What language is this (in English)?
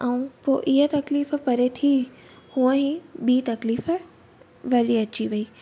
Sindhi